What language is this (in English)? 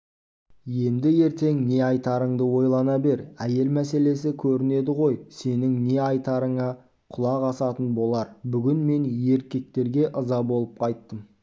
Kazakh